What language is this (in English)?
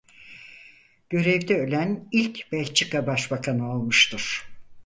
Turkish